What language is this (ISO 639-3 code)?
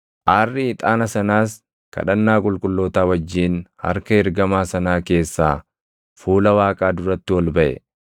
orm